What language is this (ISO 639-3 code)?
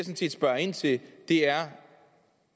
dan